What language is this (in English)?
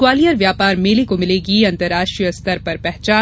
Hindi